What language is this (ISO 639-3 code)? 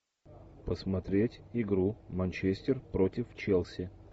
rus